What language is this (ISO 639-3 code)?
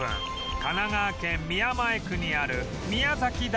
jpn